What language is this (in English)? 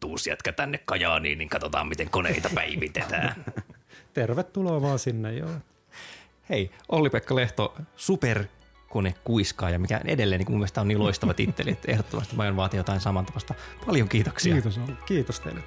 Finnish